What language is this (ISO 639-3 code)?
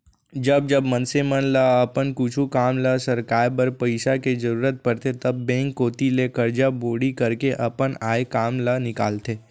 hne